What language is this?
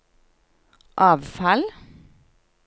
Norwegian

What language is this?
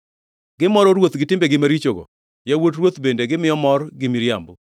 Luo (Kenya and Tanzania)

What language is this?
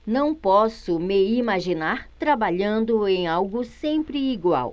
Portuguese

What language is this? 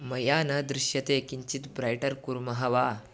Sanskrit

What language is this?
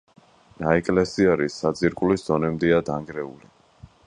Georgian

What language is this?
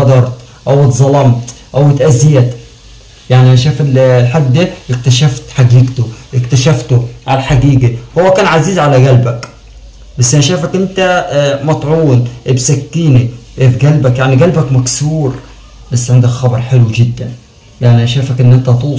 Arabic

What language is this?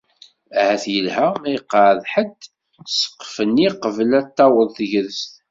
Kabyle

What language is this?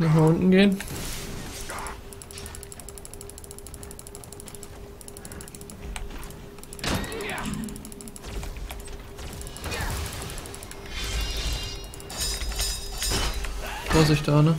German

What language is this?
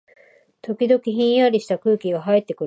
Japanese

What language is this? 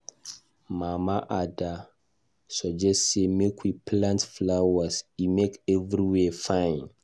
Nigerian Pidgin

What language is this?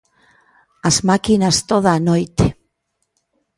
Galician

